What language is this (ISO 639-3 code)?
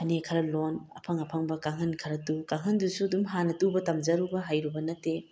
mni